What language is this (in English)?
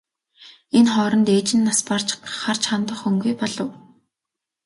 Mongolian